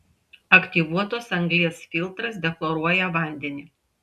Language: Lithuanian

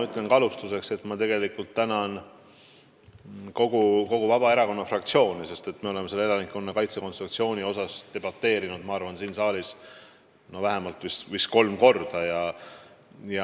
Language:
Estonian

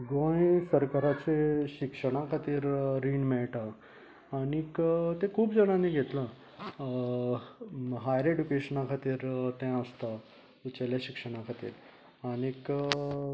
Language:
Konkani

